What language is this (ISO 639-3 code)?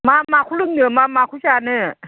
brx